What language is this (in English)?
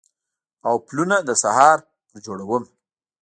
Pashto